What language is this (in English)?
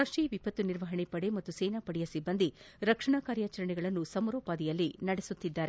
Kannada